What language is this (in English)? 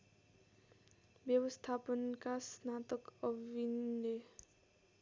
Nepali